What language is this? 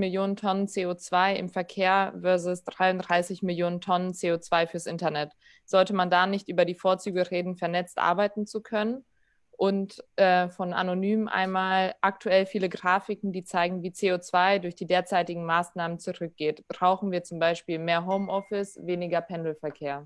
German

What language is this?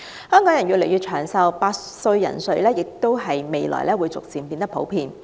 Cantonese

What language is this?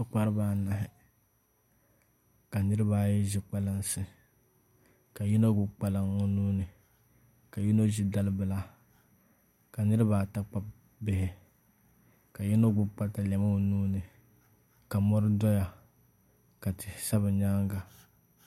Dagbani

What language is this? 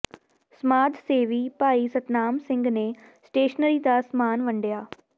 Punjabi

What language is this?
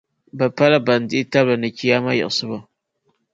Dagbani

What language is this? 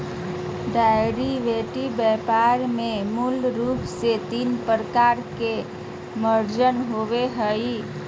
Magahi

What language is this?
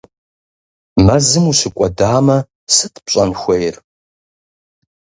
Kabardian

